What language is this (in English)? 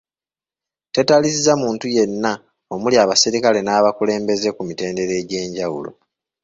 Ganda